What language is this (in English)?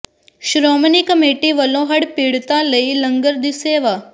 Punjabi